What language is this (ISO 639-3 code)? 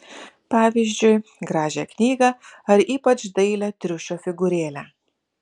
lit